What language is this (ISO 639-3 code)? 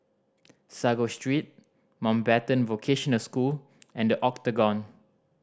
eng